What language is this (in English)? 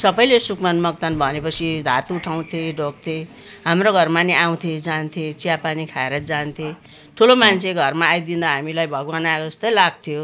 Nepali